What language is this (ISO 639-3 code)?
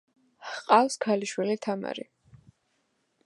kat